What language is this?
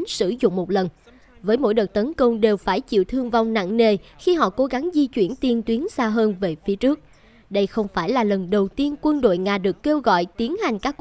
Vietnamese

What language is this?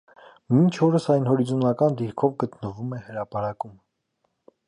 Armenian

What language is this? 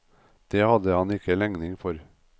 Norwegian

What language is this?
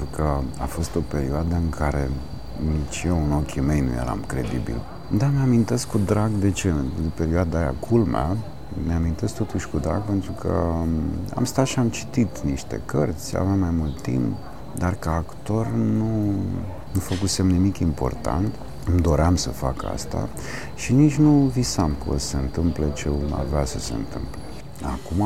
Romanian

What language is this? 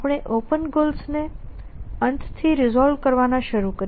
Gujarati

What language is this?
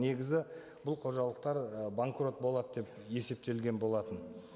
Kazakh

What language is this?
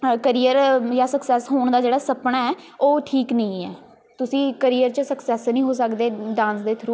Punjabi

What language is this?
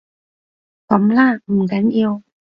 Cantonese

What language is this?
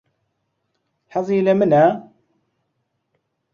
Central Kurdish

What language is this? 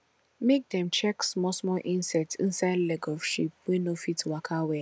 Nigerian Pidgin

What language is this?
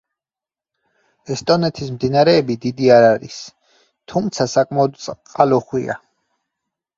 Georgian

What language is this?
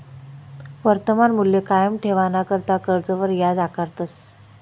Marathi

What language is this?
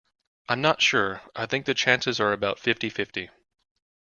English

